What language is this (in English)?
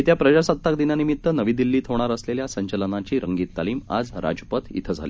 Marathi